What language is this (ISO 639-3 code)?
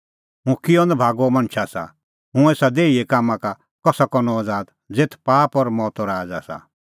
kfx